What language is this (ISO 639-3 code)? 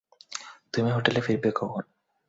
ben